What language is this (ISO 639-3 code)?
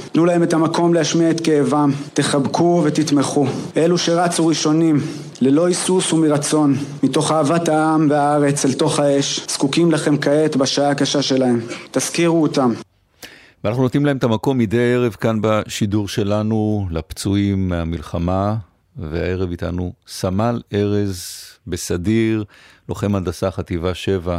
heb